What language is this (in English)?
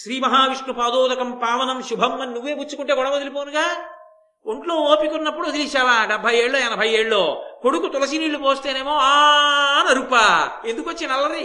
Telugu